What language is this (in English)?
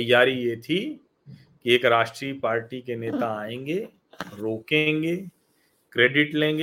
Hindi